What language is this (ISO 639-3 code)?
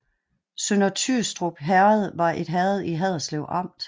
dan